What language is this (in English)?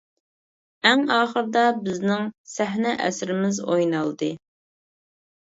Uyghur